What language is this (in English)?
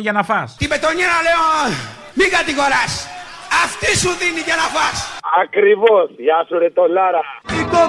Greek